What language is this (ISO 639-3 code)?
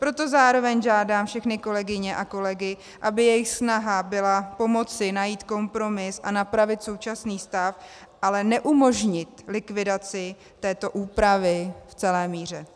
ces